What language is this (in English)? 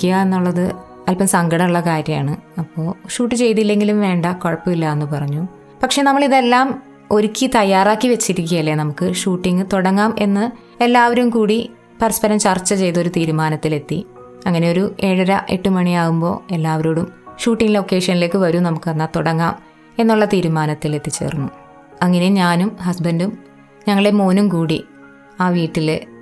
Malayalam